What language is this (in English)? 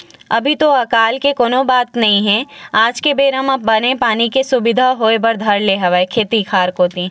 Chhattisgarhi